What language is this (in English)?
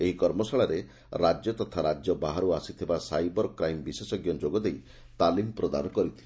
Odia